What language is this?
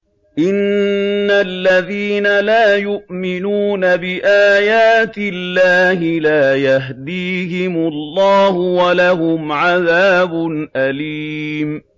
Arabic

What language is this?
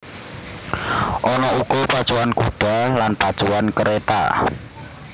Javanese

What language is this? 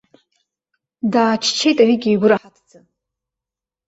Abkhazian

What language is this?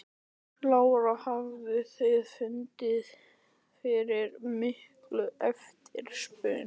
Icelandic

